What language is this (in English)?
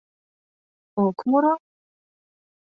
Mari